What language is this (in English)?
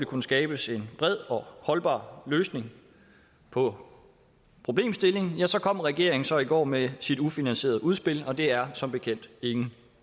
Danish